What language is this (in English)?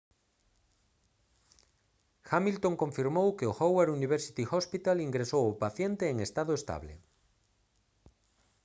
Galician